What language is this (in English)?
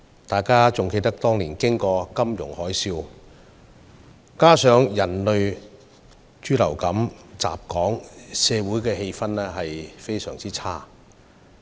Cantonese